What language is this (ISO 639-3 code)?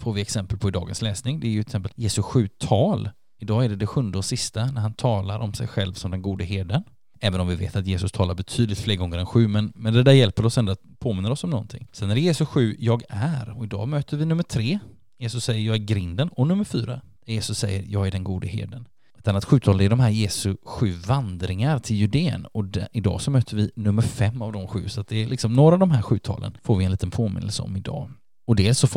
swe